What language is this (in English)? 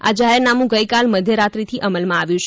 Gujarati